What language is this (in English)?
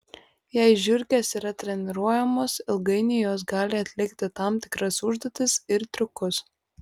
Lithuanian